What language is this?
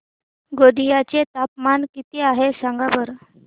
Marathi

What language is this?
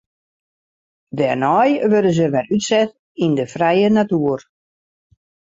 Western Frisian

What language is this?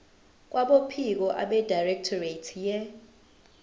Zulu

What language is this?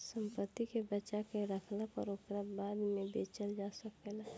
Bhojpuri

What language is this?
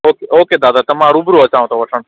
Sindhi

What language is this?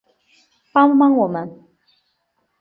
Chinese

